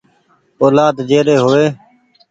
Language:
Goaria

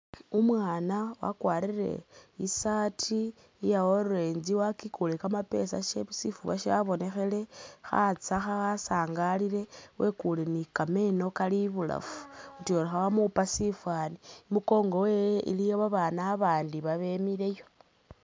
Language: Masaaba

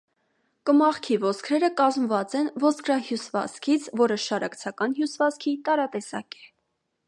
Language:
Armenian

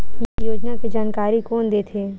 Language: Chhattisgarhi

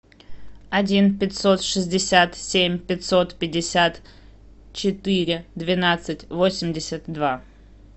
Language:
Russian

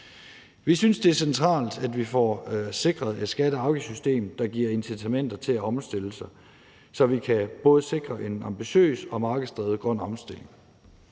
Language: Danish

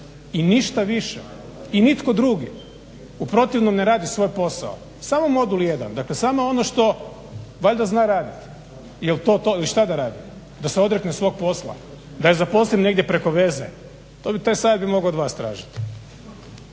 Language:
Croatian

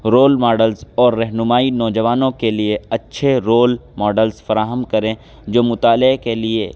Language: Urdu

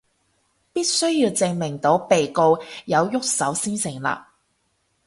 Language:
Cantonese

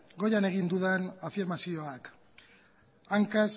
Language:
Basque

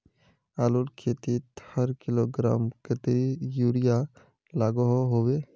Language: Magahi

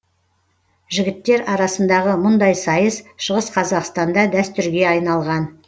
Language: Kazakh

